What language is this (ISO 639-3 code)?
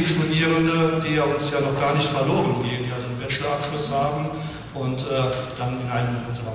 deu